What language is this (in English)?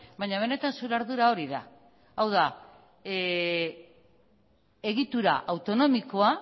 Basque